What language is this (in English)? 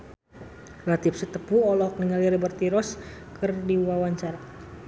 Sundanese